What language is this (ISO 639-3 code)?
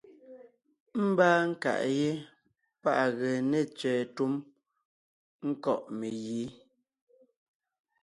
nnh